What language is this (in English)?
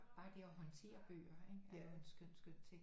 Danish